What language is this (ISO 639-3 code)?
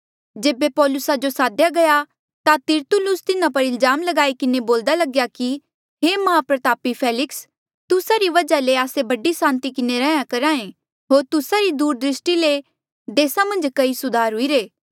mjl